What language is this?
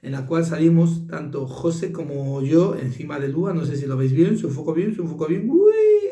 Spanish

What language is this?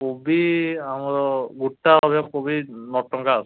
Odia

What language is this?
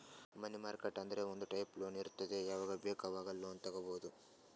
Kannada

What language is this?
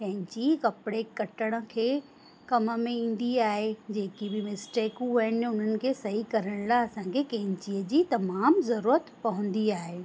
Sindhi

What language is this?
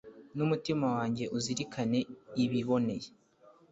Kinyarwanda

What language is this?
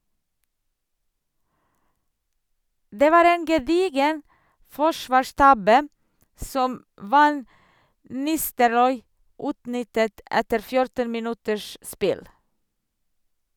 Norwegian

